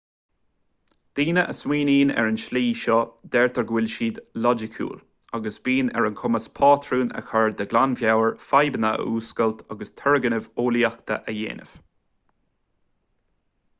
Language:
Irish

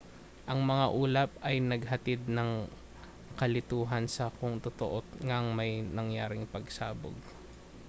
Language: Filipino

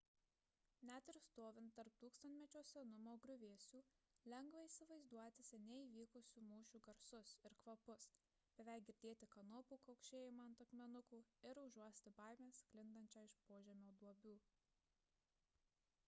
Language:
Lithuanian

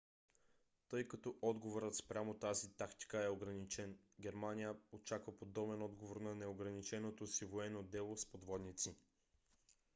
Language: Bulgarian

